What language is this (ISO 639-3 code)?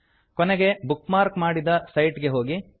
kan